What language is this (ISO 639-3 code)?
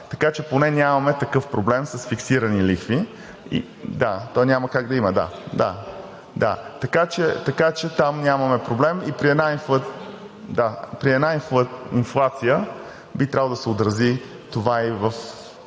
bul